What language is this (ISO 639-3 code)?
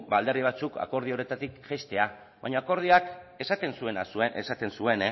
eus